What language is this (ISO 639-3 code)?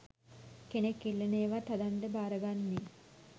sin